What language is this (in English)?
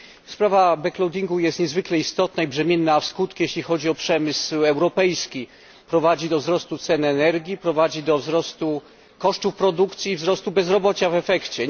Polish